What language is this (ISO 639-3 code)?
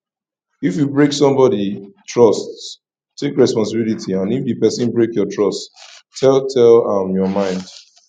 pcm